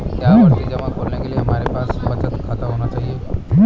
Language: Hindi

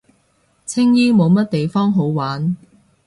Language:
Cantonese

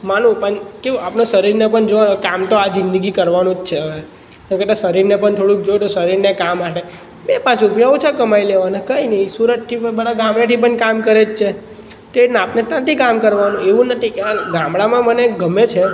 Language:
Gujarati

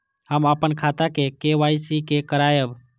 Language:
Maithili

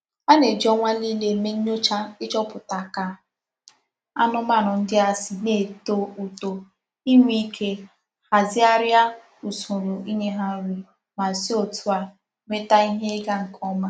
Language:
Igbo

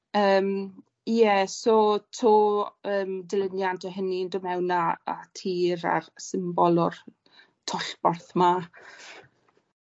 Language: Welsh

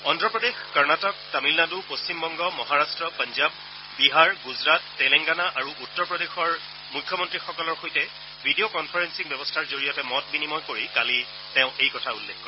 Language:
Assamese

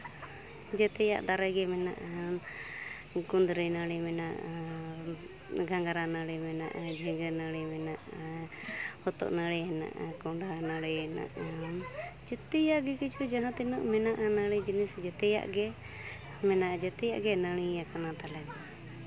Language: Santali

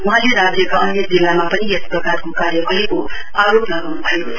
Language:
Nepali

